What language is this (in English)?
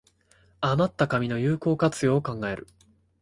Japanese